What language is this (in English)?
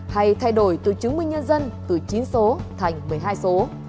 Vietnamese